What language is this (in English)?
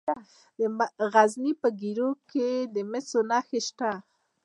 Pashto